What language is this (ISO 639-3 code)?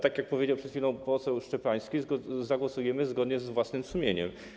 pol